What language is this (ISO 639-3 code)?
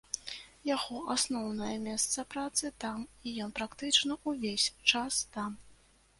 bel